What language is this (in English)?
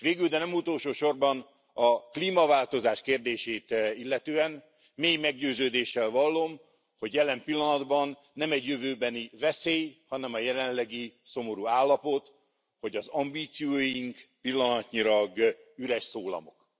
Hungarian